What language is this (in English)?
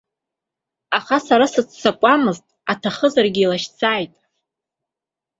Abkhazian